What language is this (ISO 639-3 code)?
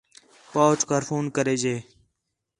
xhe